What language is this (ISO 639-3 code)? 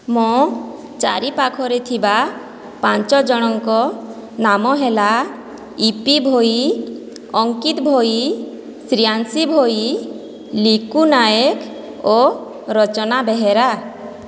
ori